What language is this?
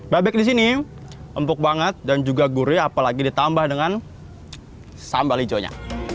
Indonesian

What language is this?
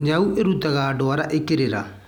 Kikuyu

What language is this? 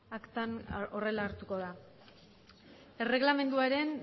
Basque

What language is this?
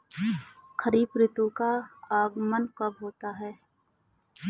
Hindi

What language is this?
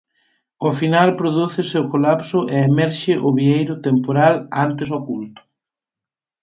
Galician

